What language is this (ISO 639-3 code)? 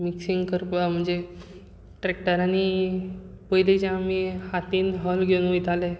kok